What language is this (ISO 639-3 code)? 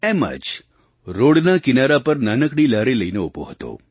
guj